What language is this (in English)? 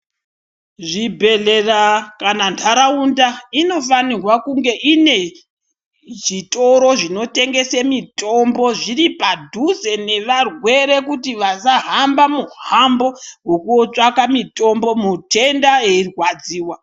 Ndau